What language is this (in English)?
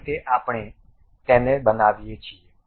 Gujarati